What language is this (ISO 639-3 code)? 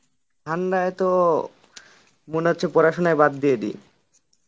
ben